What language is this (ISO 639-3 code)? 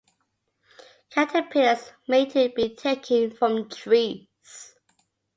eng